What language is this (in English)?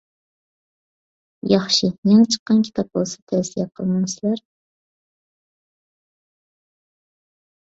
Uyghur